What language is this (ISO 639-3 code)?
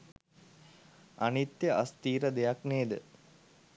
sin